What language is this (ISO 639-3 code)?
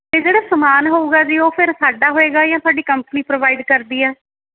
pan